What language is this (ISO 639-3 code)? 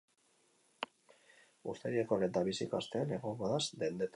eus